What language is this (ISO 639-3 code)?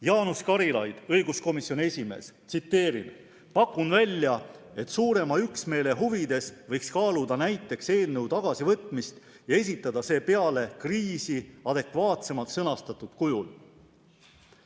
est